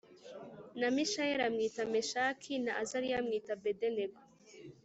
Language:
Kinyarwanda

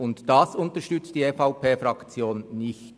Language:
Swiss German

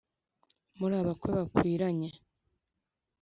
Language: Kinyarwanda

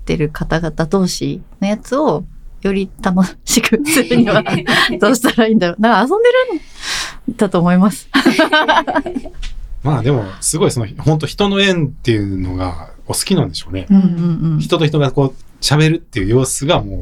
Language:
Japanese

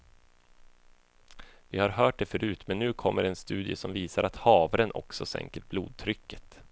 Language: Swedish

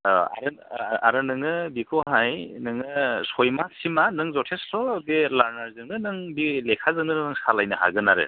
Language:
Bodo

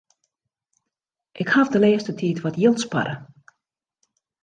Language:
Western Frisian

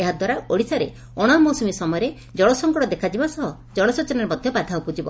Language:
Odia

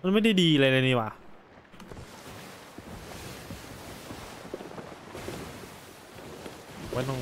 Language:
Thai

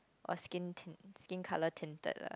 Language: English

